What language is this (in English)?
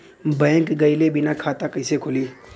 Bhojpuri